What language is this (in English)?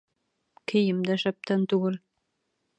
Bashkir